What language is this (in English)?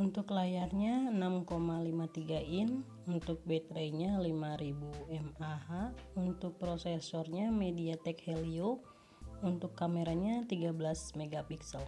Indonesian